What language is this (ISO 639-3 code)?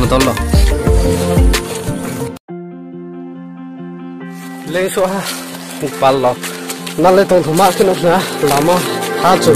ind